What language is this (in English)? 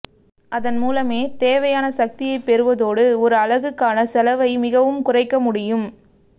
Tamil